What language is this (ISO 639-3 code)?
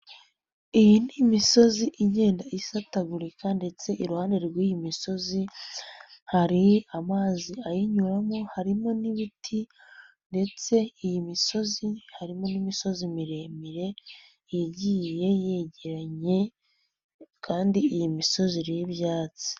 kin